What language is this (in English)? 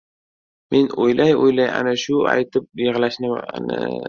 Uzbek